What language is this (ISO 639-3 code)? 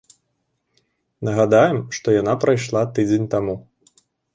bel